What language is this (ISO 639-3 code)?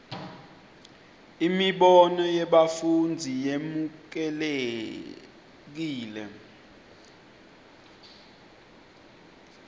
ssw